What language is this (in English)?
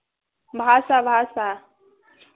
Hindi